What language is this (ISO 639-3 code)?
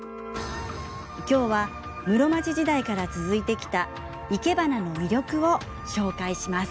jpn